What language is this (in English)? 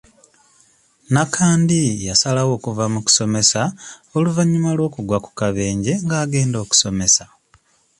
Ganda